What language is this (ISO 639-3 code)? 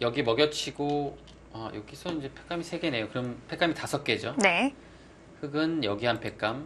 kor